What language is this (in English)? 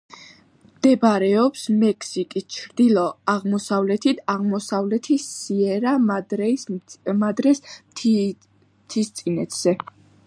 Georgian